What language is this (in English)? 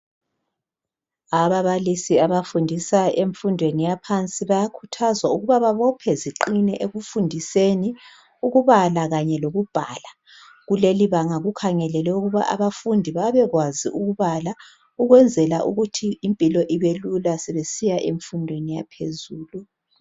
North Ndebele